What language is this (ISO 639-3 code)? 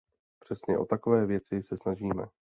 ces